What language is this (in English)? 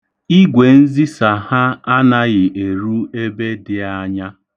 Igbo